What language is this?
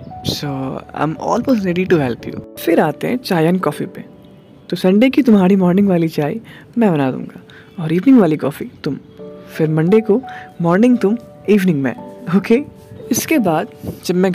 Hindi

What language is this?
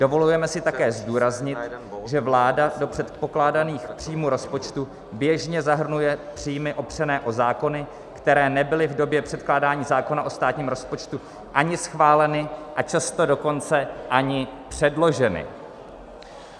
Czech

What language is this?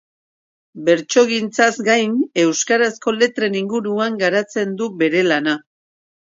Basque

